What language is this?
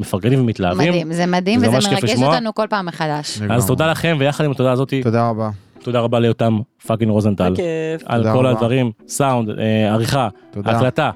Hebrew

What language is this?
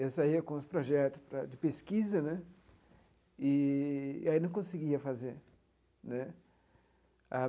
Portuguese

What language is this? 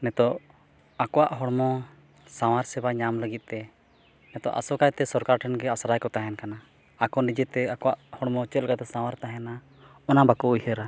Santali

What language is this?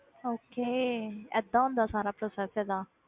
Punjabi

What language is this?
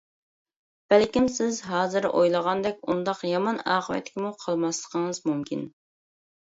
Uyghur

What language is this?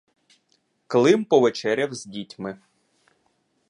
Ukrainian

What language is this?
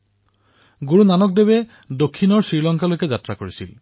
Assamese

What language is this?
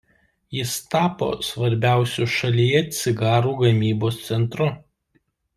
Lithuanian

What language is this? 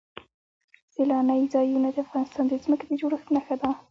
Pashto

